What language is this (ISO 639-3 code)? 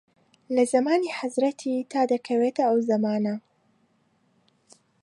ckb